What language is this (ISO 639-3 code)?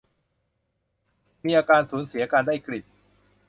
tha